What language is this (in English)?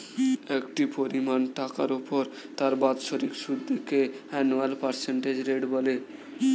Bangla